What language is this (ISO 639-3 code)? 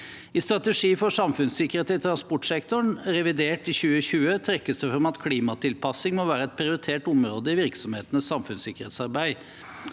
nor